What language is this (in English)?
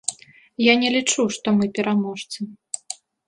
Belarusian